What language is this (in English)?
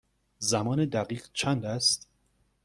Persian